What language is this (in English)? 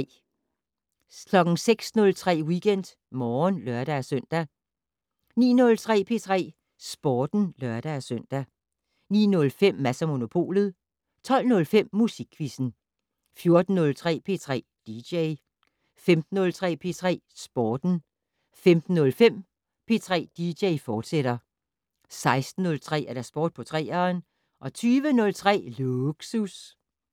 Danish